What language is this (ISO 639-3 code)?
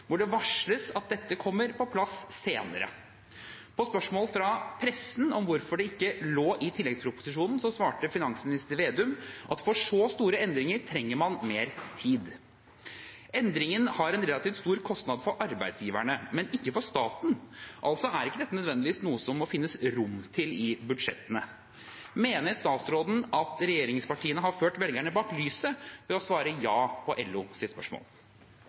nob